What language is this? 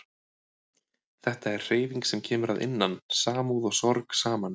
Icelandic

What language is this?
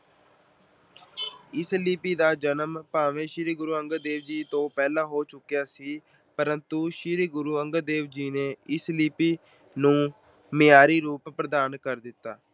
Punjabi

